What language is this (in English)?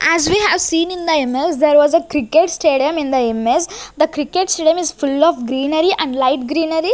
English